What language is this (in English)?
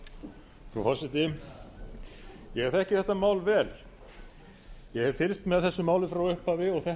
Icelandic